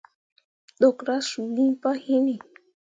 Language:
Mundang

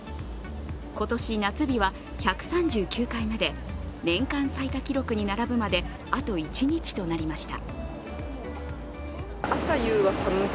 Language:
Japanese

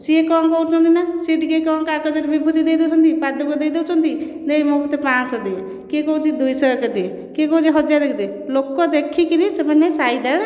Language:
Odia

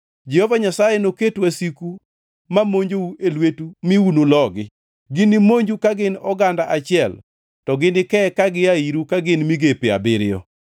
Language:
Luo (Kenya and Tanzania)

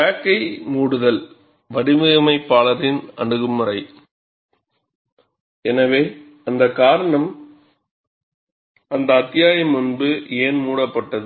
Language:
Tamil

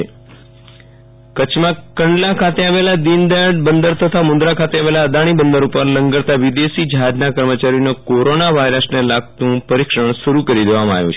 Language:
Gujarati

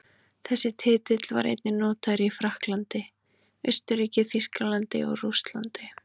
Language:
Icelandic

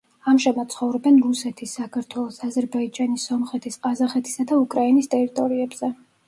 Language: Georgian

